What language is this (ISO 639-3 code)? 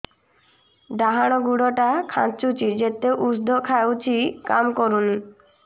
ori